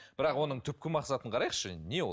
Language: Kazakh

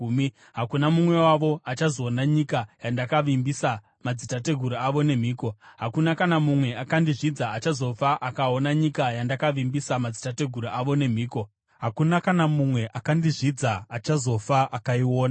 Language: Shona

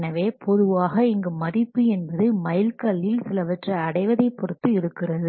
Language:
Tamil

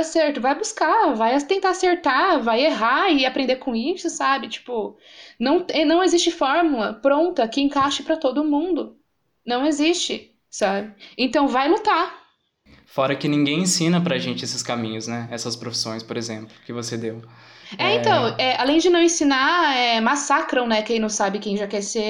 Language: Portuguese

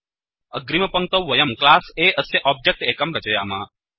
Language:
Sanskrit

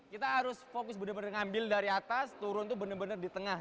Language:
Indonesian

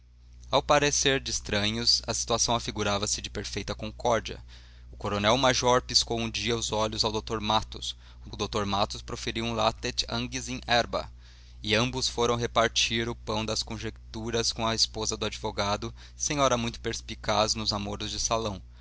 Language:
Portuguese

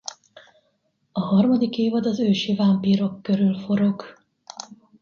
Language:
Hungarian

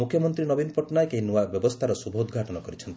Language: Odia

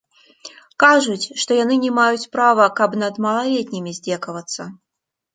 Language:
Belarusian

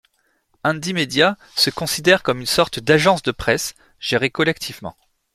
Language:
French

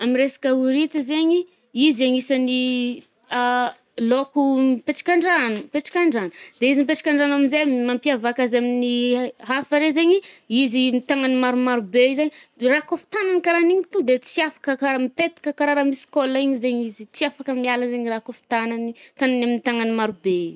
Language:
Northern Betsimisaraka Malagasy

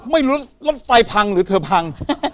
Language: Thai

